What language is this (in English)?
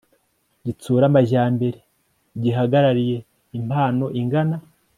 Kinyarwanda